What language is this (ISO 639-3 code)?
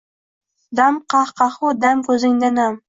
uzb